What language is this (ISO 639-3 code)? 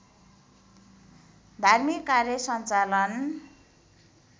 nep